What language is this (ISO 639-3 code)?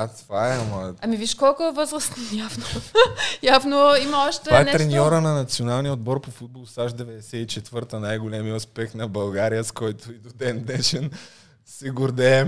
bul